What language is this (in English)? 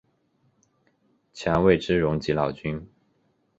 Chinese